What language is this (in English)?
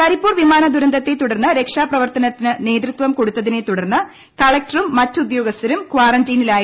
Malayalam